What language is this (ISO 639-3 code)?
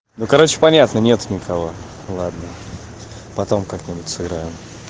rus